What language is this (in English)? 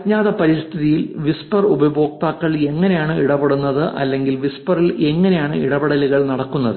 Malayalam